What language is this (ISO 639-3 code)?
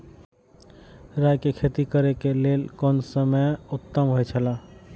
mai